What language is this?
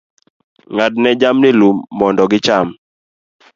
Luo (Kenya and Tanzania)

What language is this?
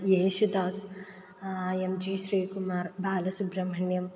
Sanskrit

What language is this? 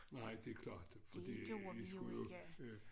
Danish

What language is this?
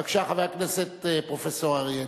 Hebrew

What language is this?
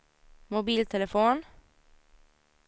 Swedish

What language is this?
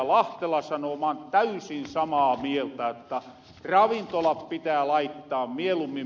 Finnish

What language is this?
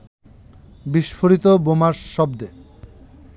Bangla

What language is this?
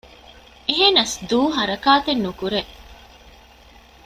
Divehi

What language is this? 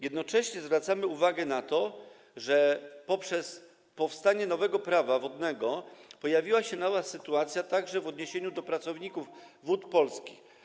Polish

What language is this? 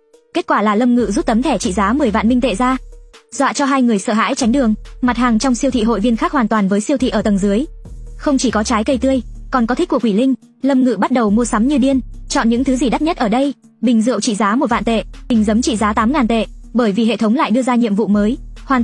Vietnamese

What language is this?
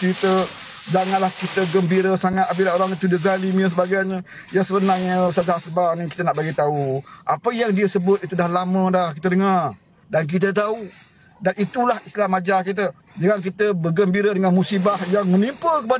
Malay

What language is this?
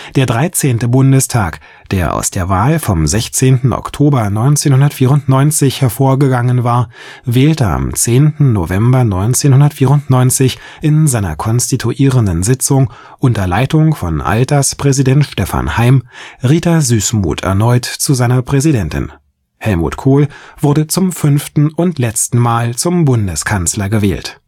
German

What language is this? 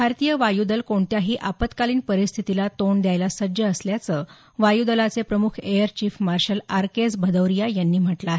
Marathi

